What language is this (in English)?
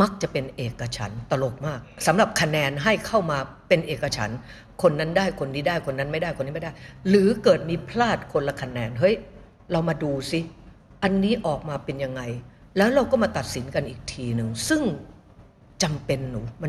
Thai